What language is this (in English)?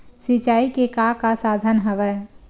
Chhattisgarhi